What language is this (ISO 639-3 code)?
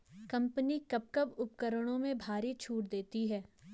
hin